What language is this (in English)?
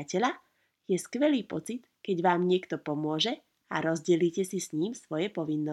Slovak